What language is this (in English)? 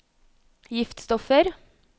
Norwegian